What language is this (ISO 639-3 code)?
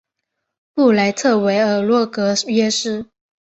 zho